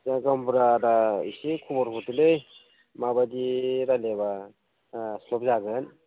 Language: Bodo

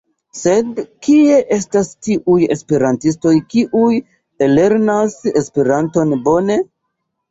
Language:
Esperanto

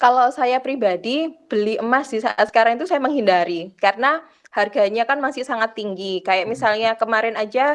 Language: Indonesian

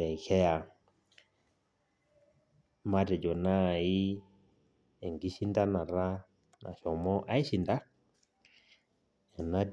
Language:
Masai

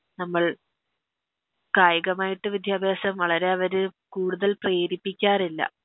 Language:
Malayalam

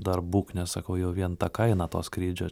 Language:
Lithuanian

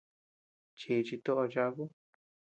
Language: Tepeuxila Cuicatec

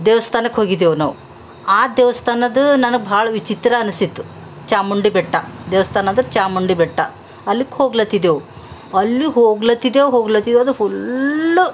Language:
Kannada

